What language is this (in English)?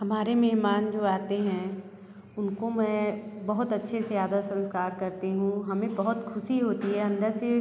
Hindi